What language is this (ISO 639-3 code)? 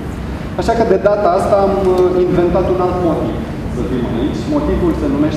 ron